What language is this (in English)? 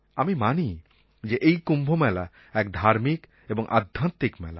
Bangla